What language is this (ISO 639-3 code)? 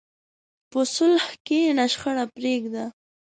pus